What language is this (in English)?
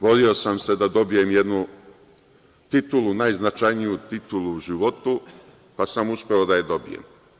Serbian